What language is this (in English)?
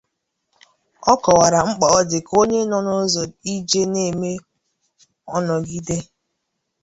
Igbo